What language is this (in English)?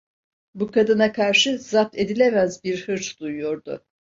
Turkish